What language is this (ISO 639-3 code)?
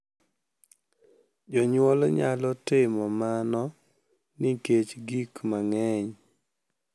luo